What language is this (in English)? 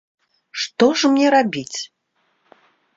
Belarusian